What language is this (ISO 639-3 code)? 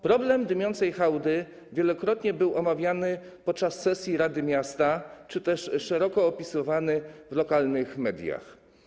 pol